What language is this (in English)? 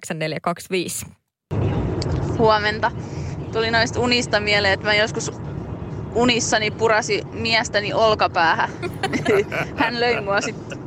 Finnish